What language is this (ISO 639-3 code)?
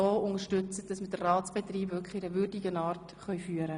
gsw